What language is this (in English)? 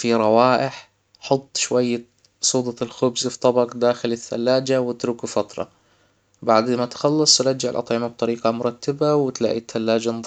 Hijazi Arabic